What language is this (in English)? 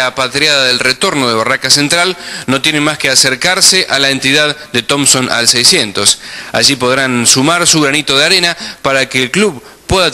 Spanish